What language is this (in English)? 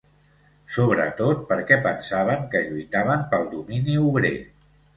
Catalan